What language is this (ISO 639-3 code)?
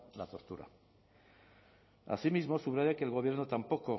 spa